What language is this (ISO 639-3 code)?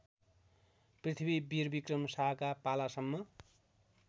nep